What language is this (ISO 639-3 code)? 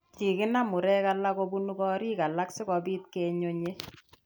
kln